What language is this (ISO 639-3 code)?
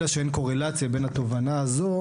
heb